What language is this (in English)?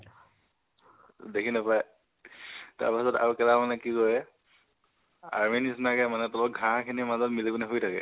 Assamese